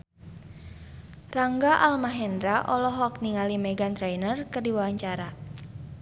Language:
Sundanese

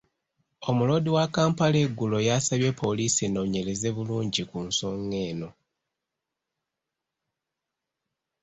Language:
Ganda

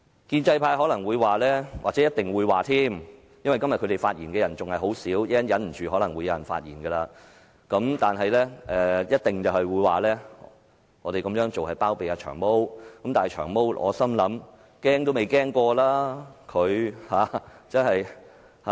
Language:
Cantonese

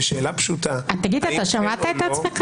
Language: Hebrew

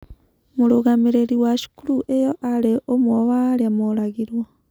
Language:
Kikuyu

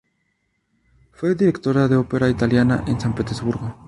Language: Spanish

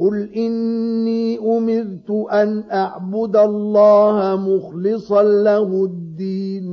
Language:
Arabic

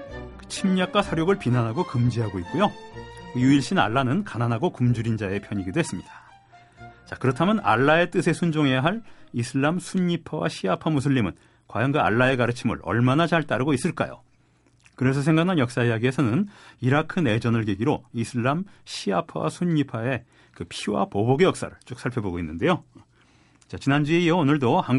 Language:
Korean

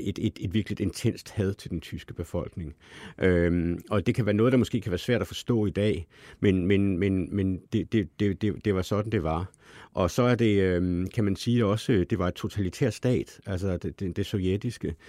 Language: Danish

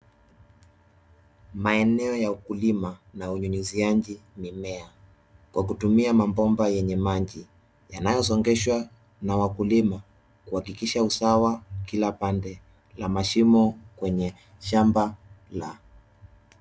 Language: Swahili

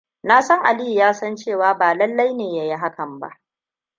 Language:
Hausa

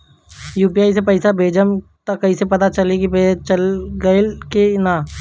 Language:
Bhojpuri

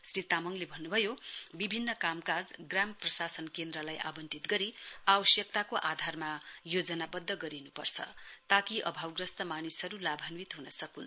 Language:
Nepali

